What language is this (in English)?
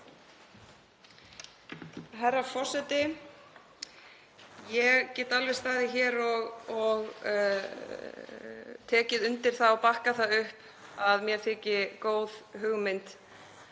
Icelandic